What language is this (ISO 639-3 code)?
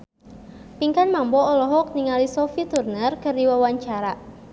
sun